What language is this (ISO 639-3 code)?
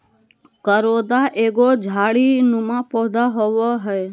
mag